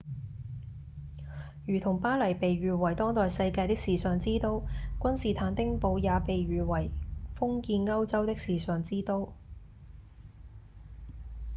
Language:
Cantonese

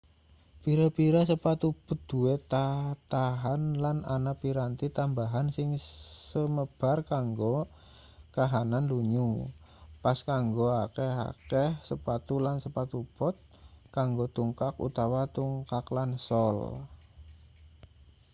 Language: Javanese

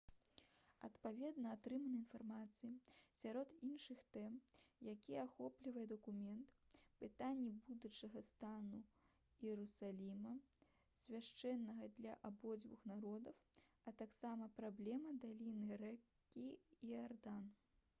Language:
Belarusian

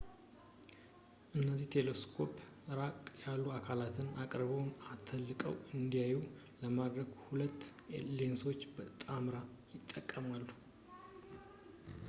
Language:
Amharic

